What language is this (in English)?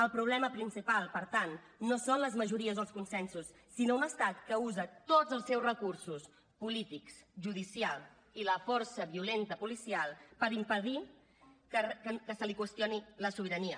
Catalan